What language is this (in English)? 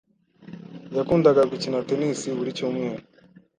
Kinyarwanda